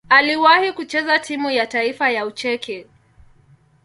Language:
Swahili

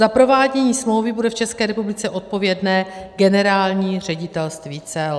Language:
Czech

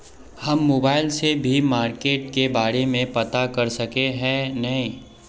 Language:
Magahi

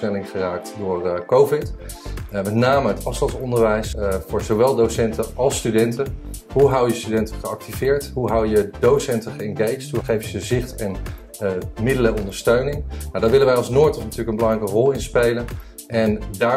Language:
Dutch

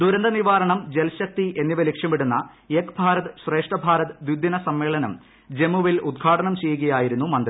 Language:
Malayalam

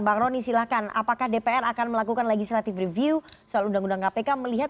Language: Indonesian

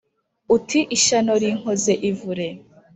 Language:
Kinyarwanda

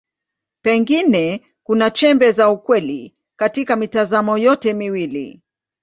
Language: Swahili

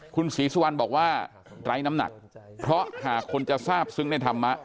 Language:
Thai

